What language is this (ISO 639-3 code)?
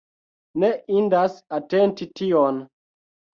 epo